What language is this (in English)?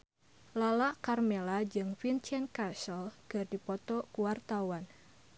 Sundanese